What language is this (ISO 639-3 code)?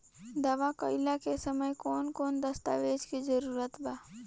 bho